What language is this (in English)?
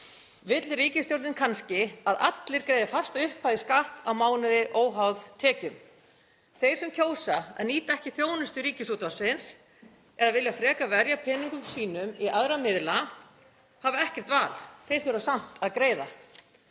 Icelandic